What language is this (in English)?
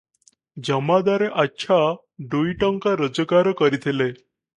Odia